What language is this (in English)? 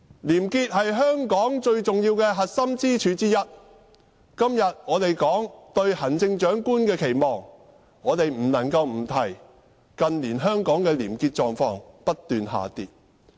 Cantonese